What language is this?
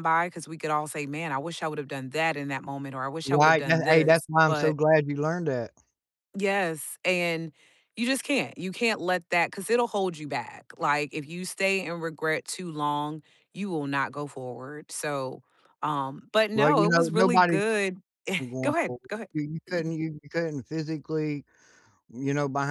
English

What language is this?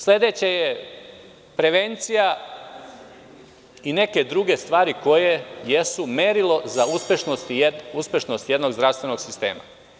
Serbian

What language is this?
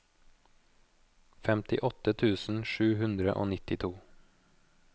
Norwegian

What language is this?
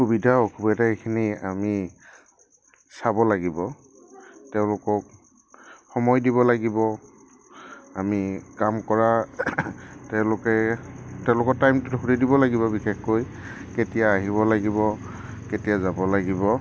Assamese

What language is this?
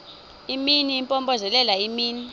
Xhosa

